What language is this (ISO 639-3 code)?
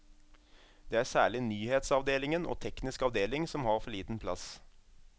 nor